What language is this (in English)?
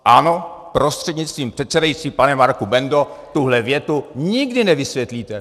Czech